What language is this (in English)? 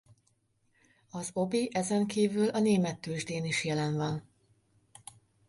Hungarian